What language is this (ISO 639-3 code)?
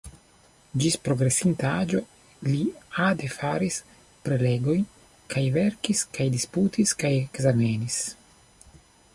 epo